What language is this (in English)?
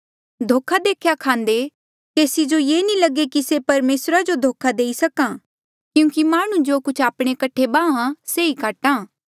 Mandeali